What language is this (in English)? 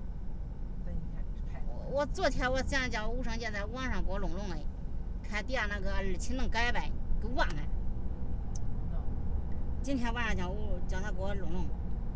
Chinese